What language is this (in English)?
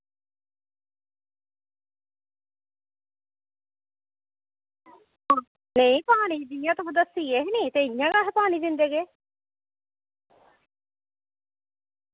Dogri